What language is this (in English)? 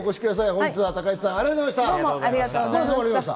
Japanese